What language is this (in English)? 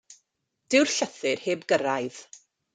Welsh